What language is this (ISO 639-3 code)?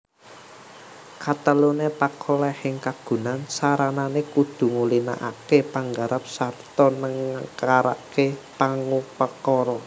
jav